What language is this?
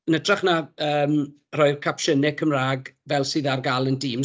Welsh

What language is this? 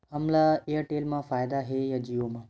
Chhattisgarhi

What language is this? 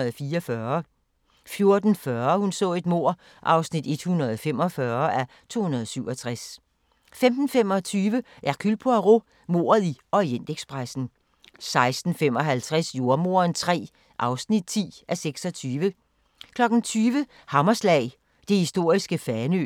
Danish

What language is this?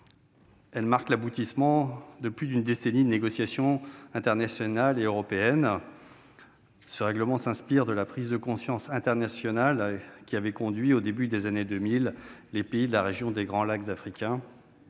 French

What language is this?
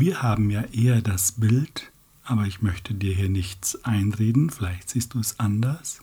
German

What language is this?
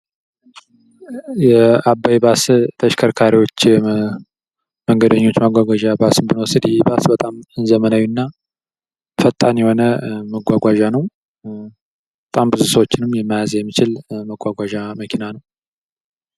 Amharic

